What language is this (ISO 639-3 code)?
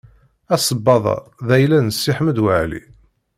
kab